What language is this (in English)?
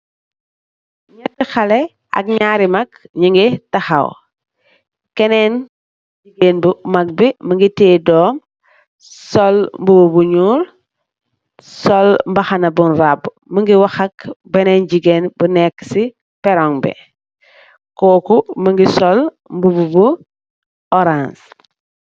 Wolof